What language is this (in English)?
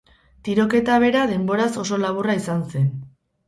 Basque